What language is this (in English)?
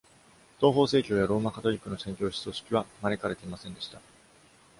Japanese